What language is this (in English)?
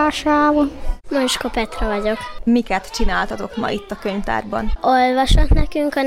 Hungarian